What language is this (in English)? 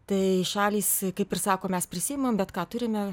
Lithuanian